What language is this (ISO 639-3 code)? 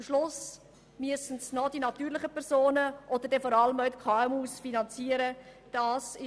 gsw